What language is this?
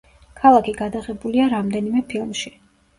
Georgian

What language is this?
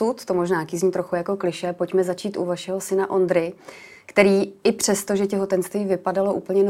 Czech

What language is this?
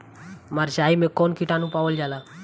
Bhojpuri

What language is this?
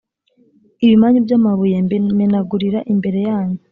Kinyarwanda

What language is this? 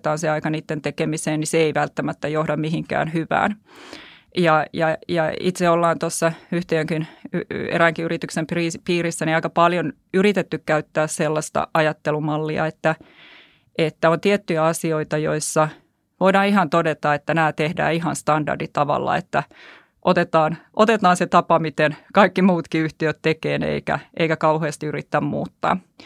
Finnish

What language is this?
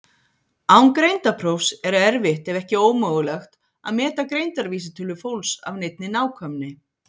Icelandic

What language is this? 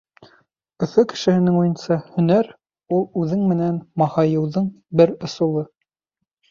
Bashkir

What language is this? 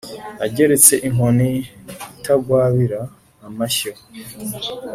Kinyarwanda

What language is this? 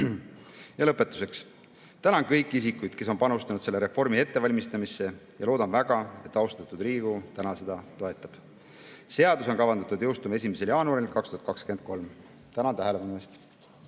Estonian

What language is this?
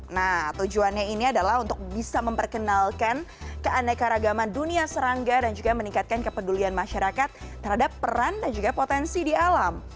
Indonesian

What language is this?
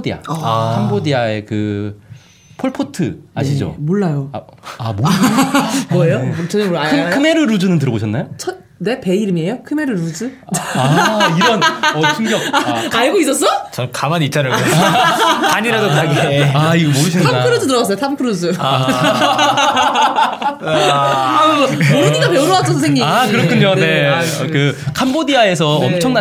Korean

